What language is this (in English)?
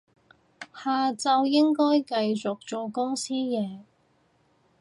Cantonese